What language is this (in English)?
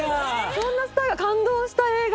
Japanese